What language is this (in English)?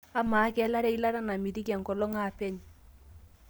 Masai